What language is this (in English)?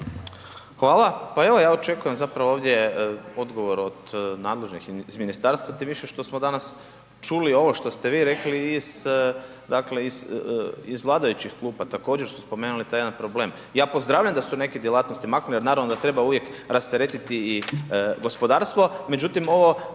Croatian